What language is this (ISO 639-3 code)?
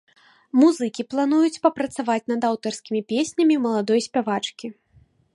bel